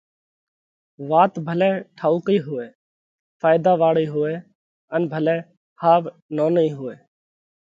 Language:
Parkari Koli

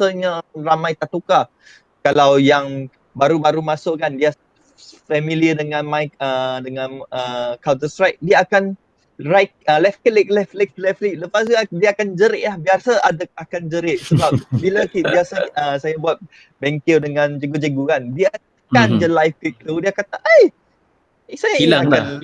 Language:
Malay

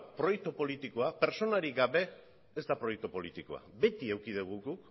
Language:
Basque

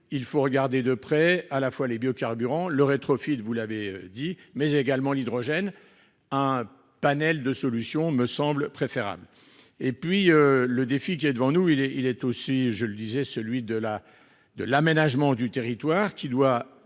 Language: French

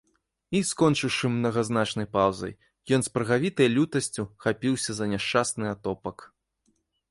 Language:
Belarusian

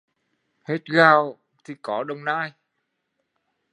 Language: Vietnamese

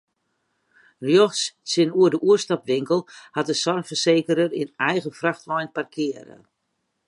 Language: Western Frisian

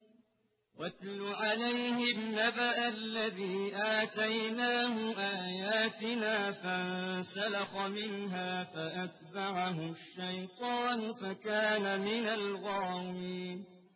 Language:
Arabic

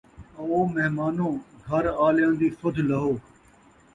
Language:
Saraiki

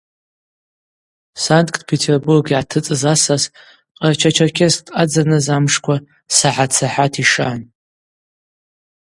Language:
Abaza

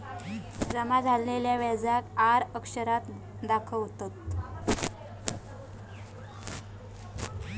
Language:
Marathi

